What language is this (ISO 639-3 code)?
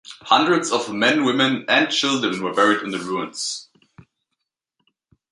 eng